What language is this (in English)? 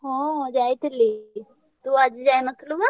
Odia